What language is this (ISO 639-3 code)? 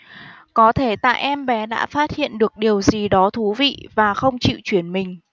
vie